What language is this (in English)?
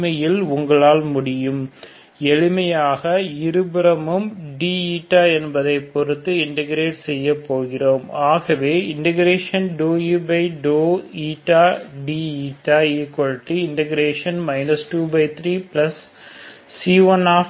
Tamil